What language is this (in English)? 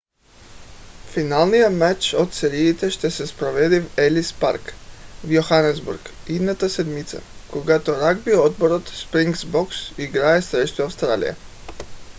Bulgarian